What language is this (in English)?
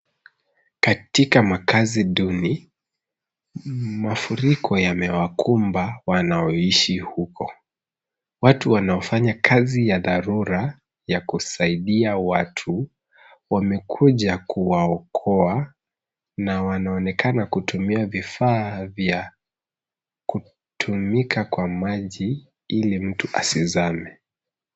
Swahili